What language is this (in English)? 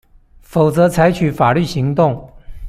Chinese